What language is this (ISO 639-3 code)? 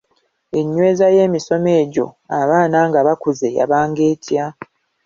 lug